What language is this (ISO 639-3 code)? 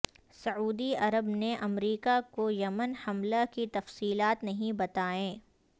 urd